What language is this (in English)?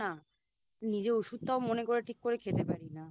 Bangla